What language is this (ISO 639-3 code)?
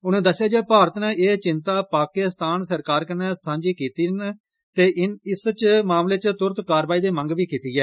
doi